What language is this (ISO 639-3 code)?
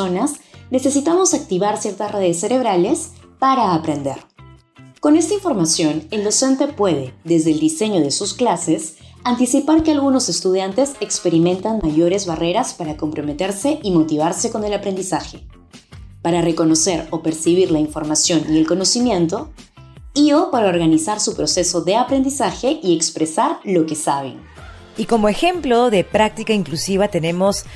spa